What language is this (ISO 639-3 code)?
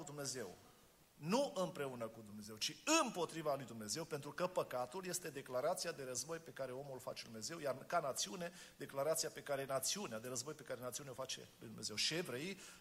ron